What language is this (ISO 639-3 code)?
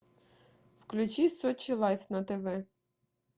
rus